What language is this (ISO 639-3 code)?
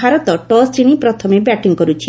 ori